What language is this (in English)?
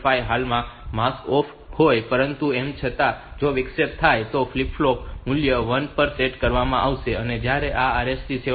Gujarati